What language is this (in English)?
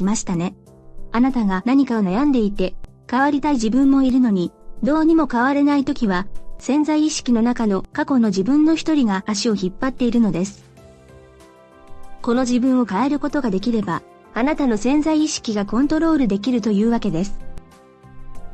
Japanese